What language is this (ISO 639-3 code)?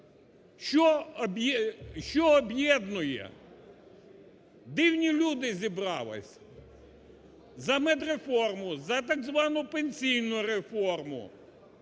ukr